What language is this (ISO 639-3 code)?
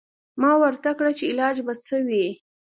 pus